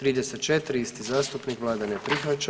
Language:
Croatian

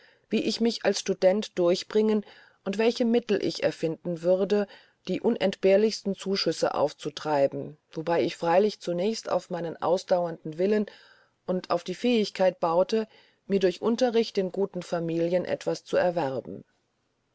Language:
German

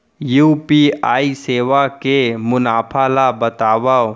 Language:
Chhattisgarhi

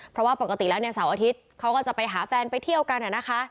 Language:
Thai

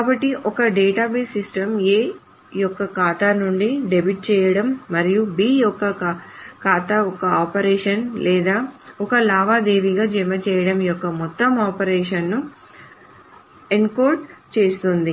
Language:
Telugu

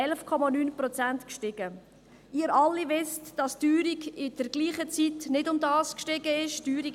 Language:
Swiss German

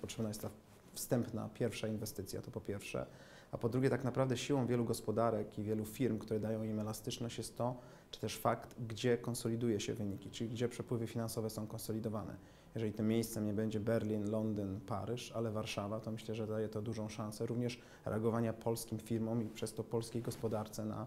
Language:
Polish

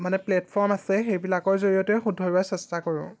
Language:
Assamese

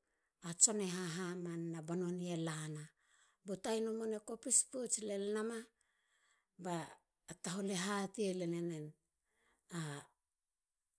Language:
Halia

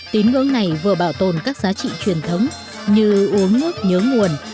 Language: Vietnamese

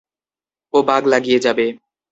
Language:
Bangla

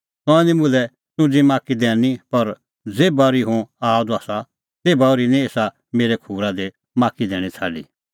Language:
Kullu Pahari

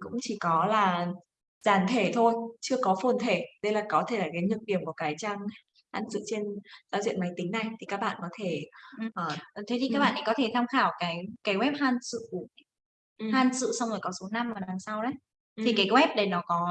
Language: Vietnamese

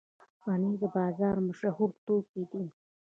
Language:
Pashto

